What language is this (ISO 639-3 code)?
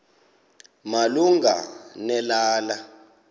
xho